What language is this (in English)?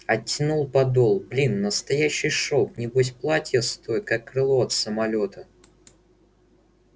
Russian